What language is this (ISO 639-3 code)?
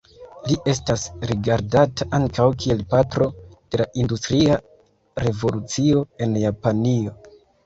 epo